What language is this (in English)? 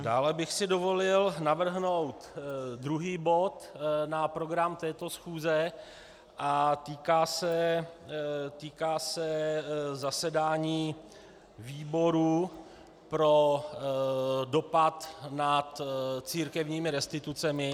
Czech